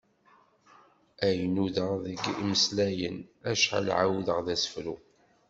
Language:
Kabyle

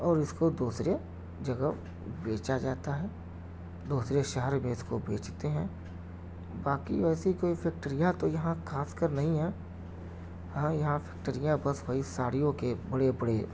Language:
Urdu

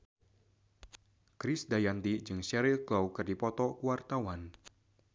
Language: Sundanese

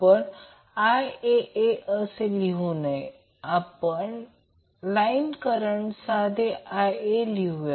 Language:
Marathi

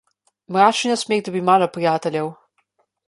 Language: Slovenian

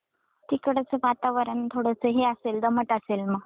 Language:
Marathi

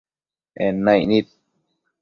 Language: Matsés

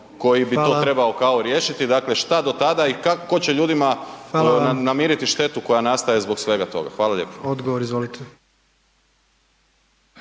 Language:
Croatian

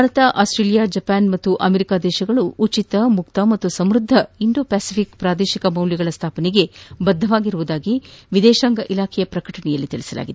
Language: Kannada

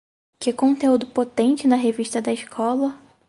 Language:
Portuguese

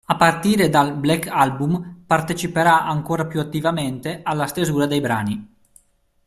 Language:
Italian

